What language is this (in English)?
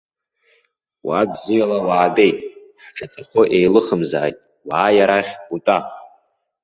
Abkhazian